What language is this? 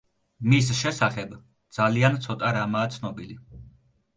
Georgian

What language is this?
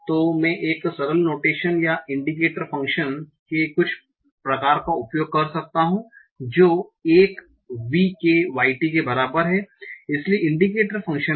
Hindi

